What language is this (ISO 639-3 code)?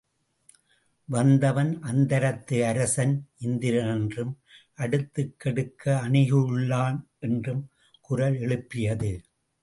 tam